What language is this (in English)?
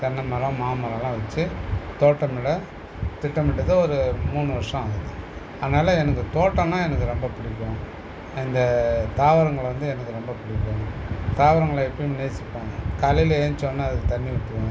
Tamil